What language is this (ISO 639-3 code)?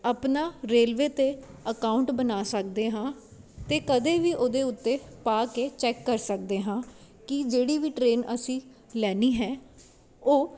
pan